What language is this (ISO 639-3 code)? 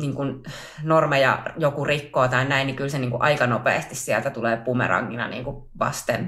fin